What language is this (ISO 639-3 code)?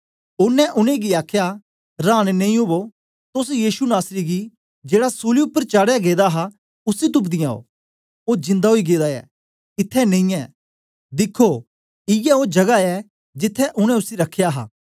doi